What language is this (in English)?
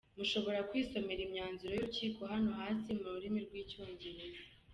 Kinyarwanda